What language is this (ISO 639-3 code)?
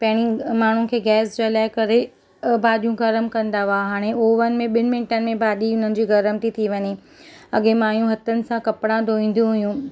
snd